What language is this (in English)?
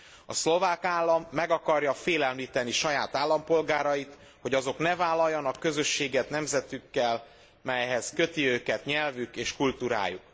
Hungarian